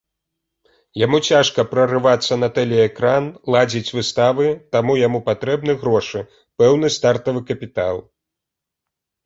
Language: Belarusian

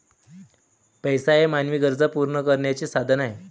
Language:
Marathi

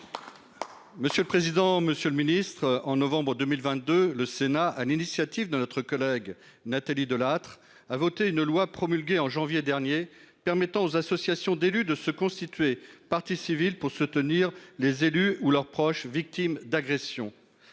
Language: French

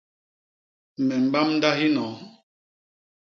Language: Basaa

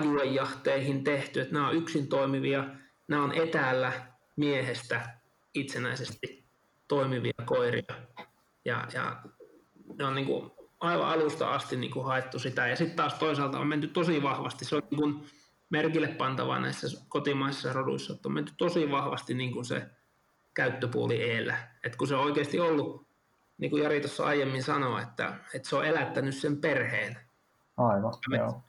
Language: Finnish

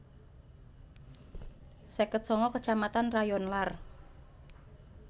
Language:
Javanese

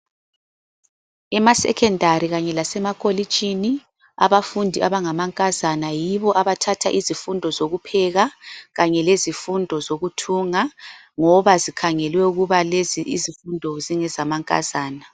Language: North Ndebele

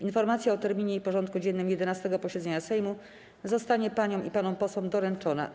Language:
Polish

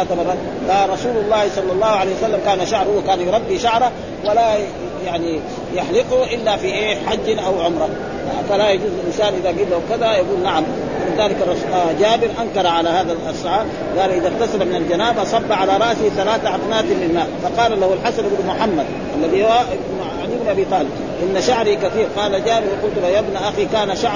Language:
Arabic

